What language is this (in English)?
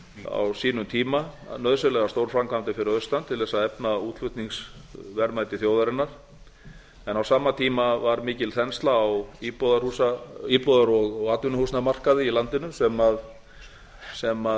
Icelandic